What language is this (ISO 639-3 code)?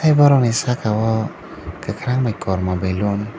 trp